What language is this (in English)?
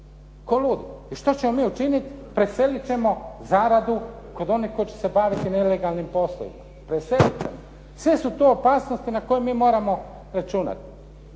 Croatian